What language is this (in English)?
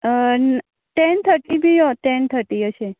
Konkani